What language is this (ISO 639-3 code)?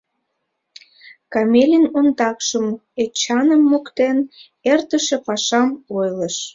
chm